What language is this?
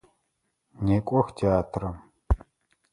Adyghe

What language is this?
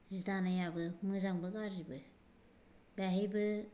Bodo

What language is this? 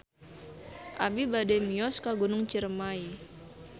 Sundanese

